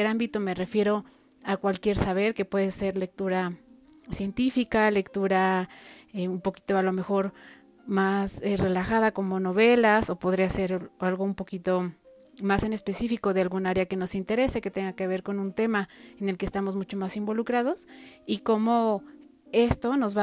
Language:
Spanish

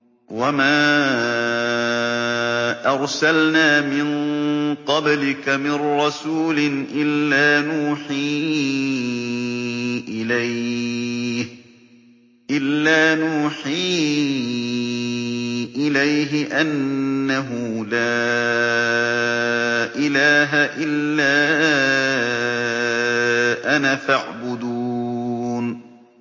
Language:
Arabic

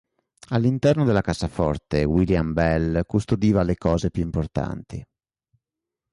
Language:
Italian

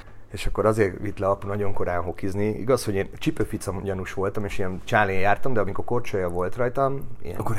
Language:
Hungarian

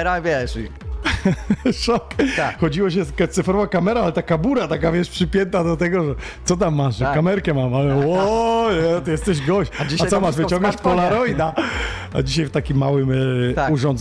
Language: Polish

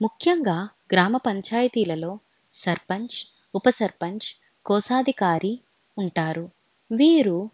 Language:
Telugu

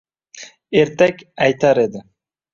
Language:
Uzbek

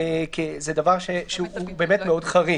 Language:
Hebrew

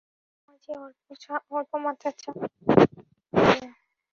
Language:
Bangla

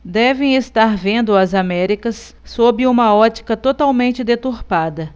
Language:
Portuguese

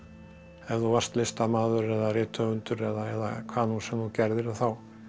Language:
Icelandic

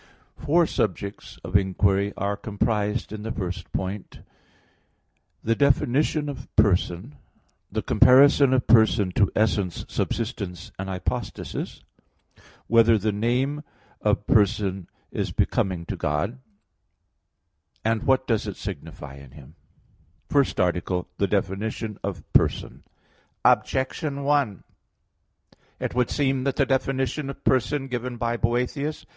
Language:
English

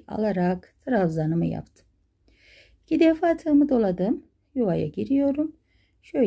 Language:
Turkish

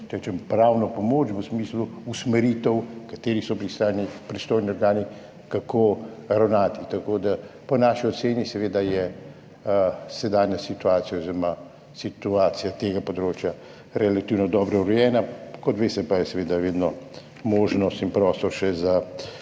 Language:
Slovenian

